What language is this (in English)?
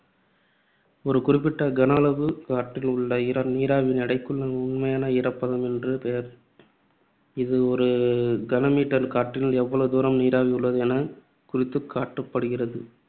Tamil